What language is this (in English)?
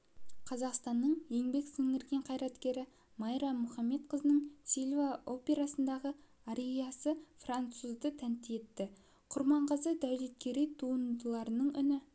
Kazakh